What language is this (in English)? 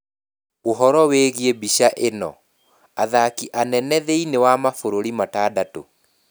Kikuyu